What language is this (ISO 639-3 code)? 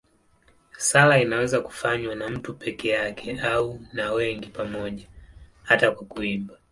swa